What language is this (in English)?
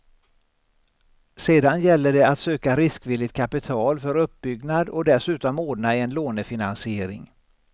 Swedish